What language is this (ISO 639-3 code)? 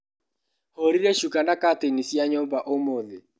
kik